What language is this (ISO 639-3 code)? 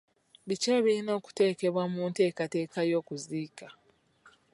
lug